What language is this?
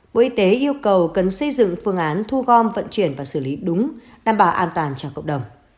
Vietnamese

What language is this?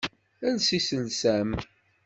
Kabyle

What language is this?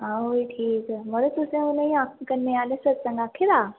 Dogri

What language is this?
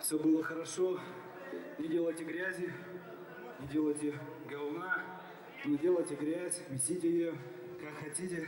Russian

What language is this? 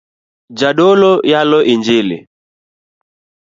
Luo (Kenya and Tanzania)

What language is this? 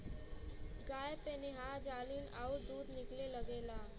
Bhojpuri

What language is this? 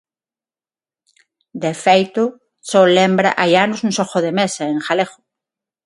Galician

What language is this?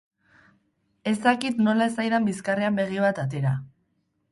Basque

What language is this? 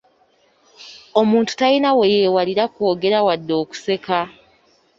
Ganda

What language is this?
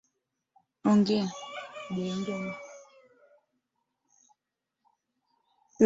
Swahili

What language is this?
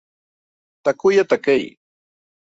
Spanish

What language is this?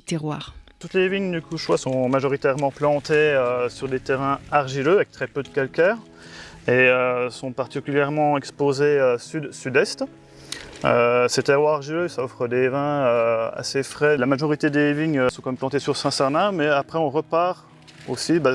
French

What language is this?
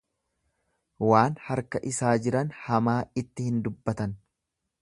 Oromo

